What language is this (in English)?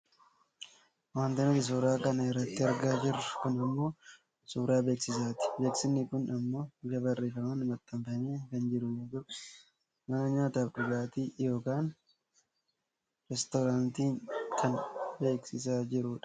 Oromo